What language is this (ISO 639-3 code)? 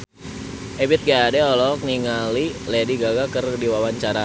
sun